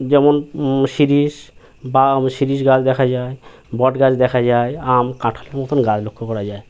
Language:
Bangla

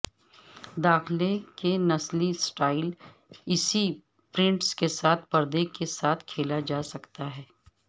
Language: Urdu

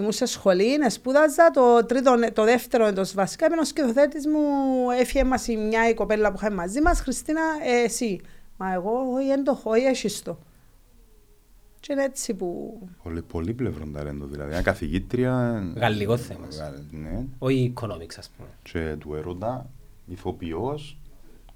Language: Greek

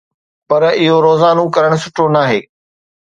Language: Sindhi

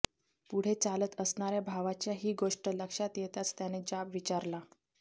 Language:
Marathi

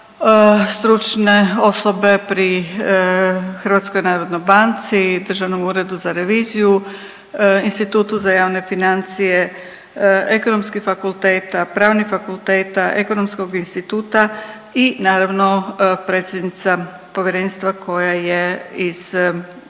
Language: Croatian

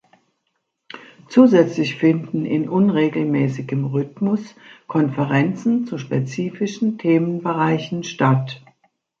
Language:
German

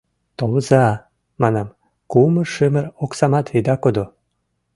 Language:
Mari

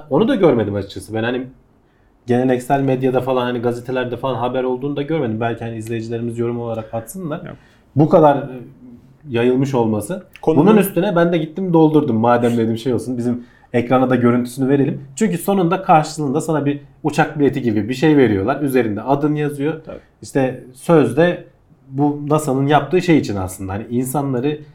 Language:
Turkish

